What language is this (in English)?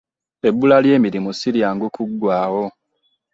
Ganda